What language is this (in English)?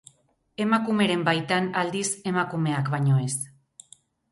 Basque